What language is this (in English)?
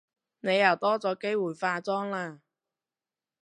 Cantonese